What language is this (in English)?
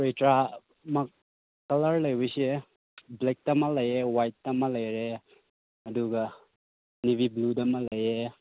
Manipuri